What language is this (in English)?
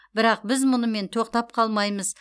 Kazakh